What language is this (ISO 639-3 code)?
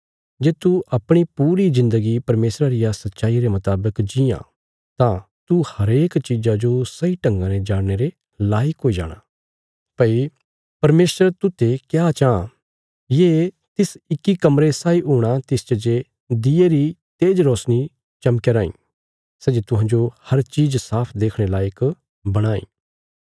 kfs